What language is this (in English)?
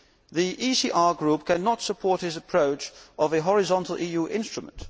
English